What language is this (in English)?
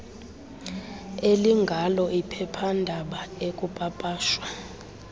Xhosa